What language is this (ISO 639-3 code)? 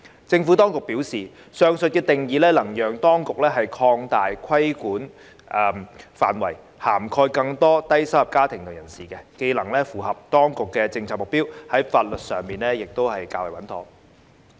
yue